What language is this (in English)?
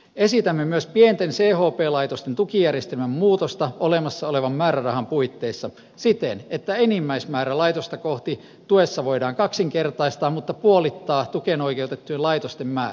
Finnish